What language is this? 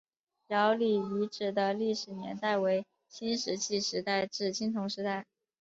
Chinese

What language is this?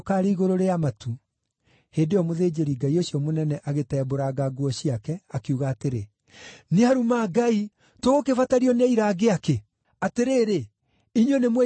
Kikuyu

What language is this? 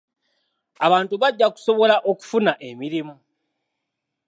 Ganda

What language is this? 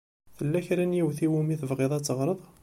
Kabyle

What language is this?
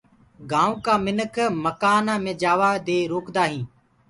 Gurgula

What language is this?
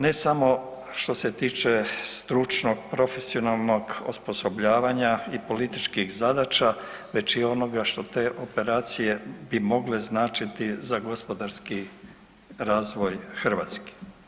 Croatian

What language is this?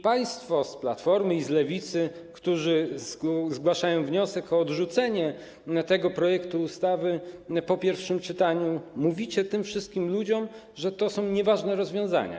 Polish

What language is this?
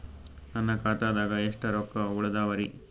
Kannada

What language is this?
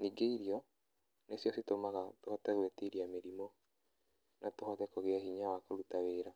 Kikuyu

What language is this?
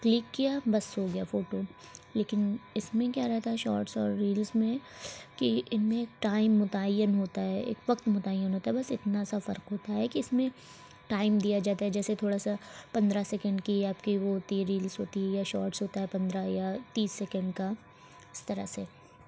Urdu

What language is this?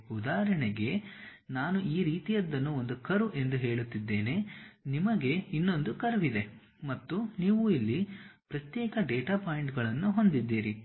Kannada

